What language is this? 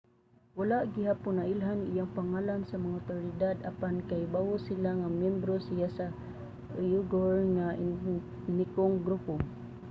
Cebuano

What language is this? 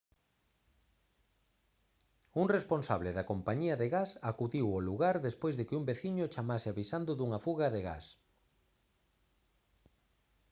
Galician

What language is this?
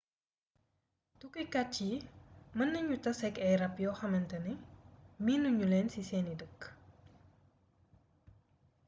Wolof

